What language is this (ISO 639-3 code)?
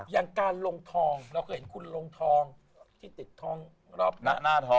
tha